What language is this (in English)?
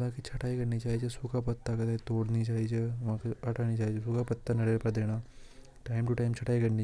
Hadothi